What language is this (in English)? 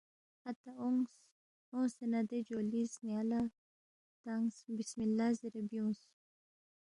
Balti